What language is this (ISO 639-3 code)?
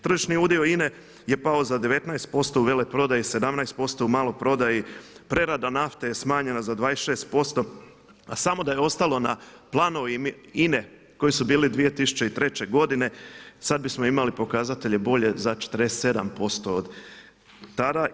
hrv